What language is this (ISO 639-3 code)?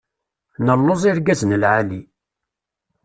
kab